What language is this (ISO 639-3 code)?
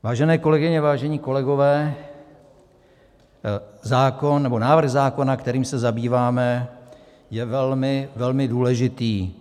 ces